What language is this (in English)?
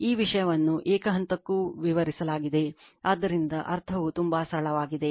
Kannada